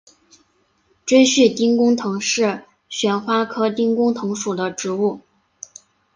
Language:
Chinese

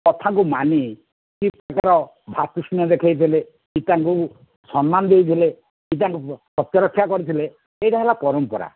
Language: Odia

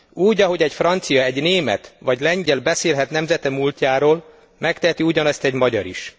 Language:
Hungarian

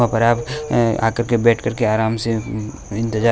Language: Hindi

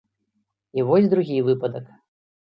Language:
Belarusian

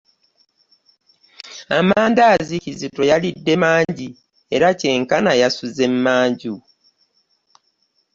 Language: Ganda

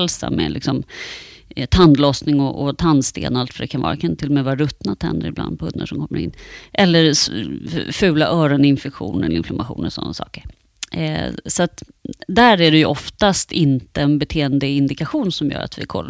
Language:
Swedish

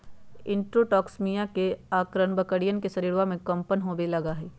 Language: Magahi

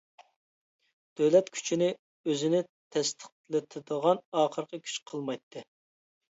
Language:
Uyghur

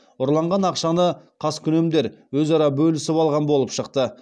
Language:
Kazakh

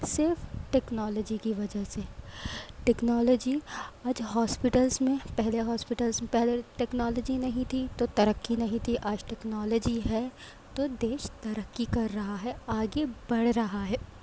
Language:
Urdu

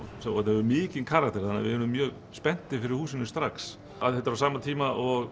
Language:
Icelandic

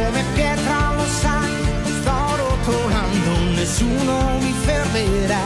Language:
Bulgarian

